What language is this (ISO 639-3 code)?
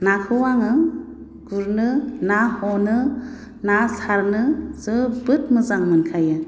brx